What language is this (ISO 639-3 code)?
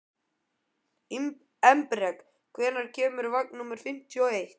isl